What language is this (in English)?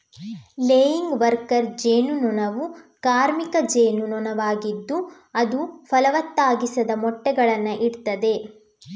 Kannada